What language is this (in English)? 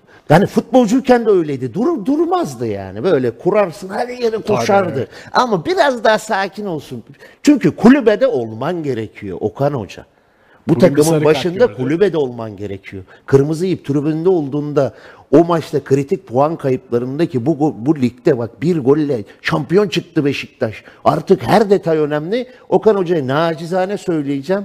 Turkish